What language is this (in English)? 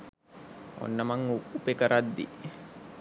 Sinhala